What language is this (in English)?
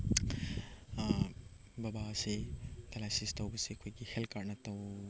Manipuri